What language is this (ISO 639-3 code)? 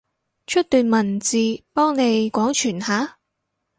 yue